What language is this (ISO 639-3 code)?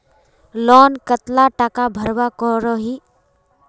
mag